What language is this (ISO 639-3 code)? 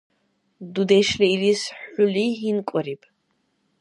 dar